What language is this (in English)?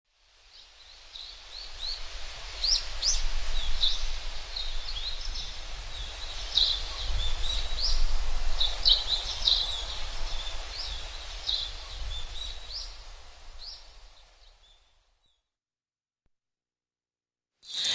Japanese